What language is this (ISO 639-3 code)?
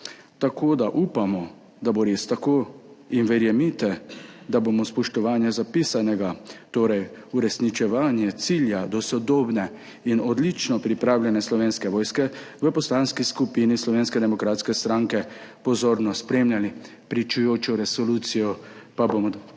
slv